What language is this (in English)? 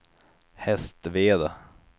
Swedish